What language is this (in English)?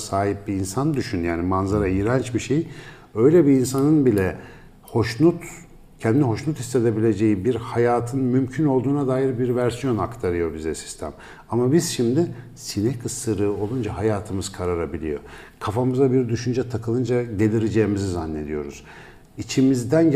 Turkish